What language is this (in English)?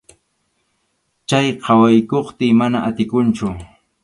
Arequipa-La Unión Quechua